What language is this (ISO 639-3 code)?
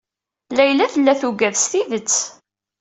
kab